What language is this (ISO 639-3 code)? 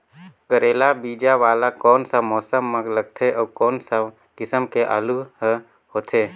hne